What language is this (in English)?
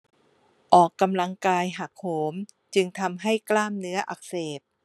Thai